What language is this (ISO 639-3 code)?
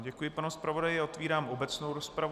ces